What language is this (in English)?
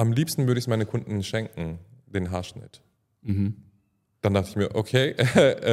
German